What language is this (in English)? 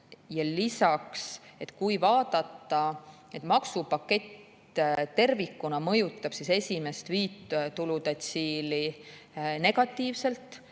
Estonian